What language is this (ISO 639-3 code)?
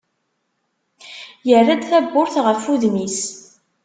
kab